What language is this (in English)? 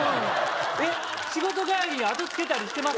Japanese